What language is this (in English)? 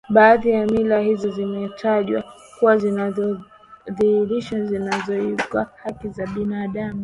Swahili